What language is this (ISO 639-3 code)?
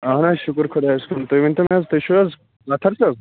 kas